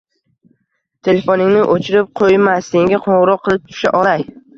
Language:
Uzbek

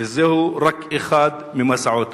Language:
Hebrew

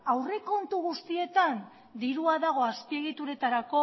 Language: Basque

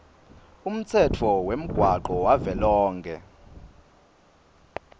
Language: Swati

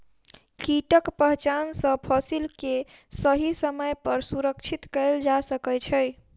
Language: Maithili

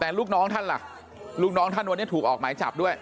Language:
Thai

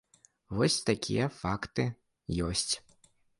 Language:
Belarusian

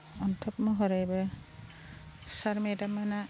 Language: Bodo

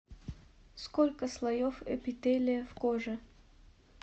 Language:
Russian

